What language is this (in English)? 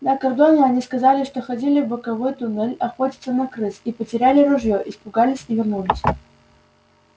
Russian